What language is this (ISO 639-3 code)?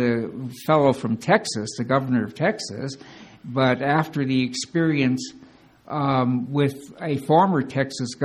eng